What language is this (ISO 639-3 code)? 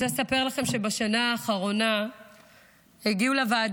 heb